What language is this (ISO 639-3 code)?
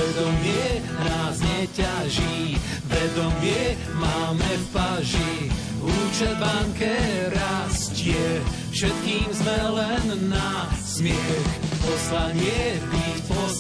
slk